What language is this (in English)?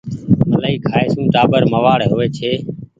Goaria